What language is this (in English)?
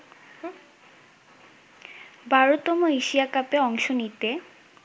Bangla